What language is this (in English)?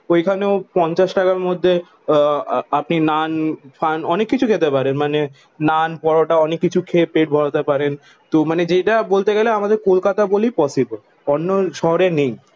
Bangla